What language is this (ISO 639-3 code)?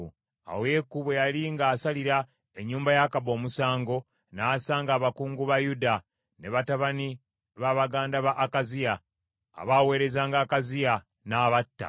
lug